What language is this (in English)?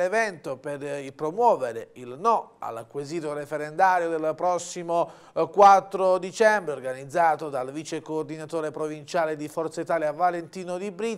Italian